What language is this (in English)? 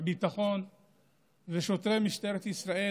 Hebrew